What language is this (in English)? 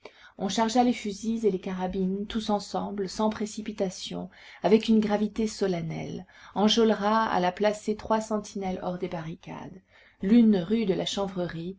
French